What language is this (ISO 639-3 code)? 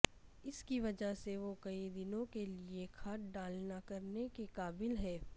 urd